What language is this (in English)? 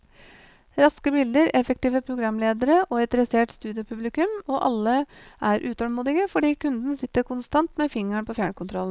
Norwegian